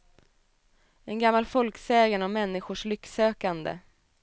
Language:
Swedish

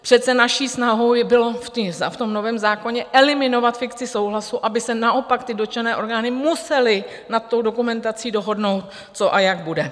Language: Czech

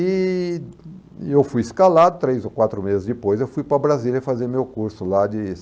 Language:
Portuguese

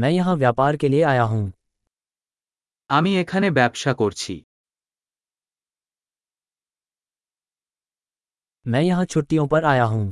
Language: Hindi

